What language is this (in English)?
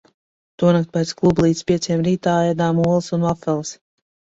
Latvian